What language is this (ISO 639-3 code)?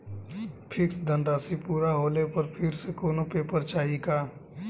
bho